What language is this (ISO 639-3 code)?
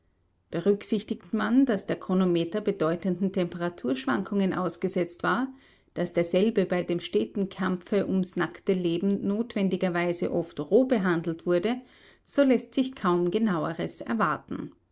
deu